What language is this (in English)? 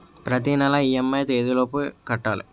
Telugu